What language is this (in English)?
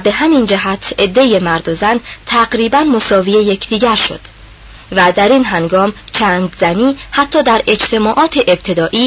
Persian